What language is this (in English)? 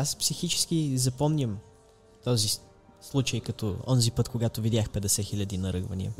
Bulgarian